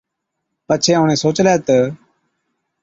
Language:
Od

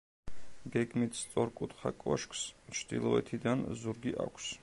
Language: Georgian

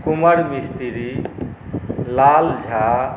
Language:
Maithili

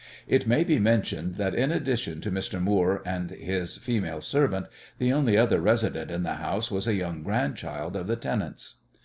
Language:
English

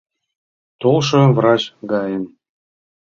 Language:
Mari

